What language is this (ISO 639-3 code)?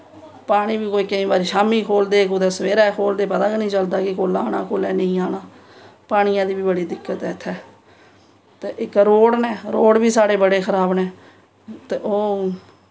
doi